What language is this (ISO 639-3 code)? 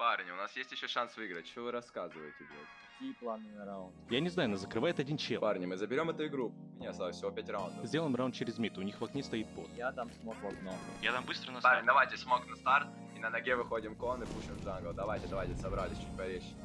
rus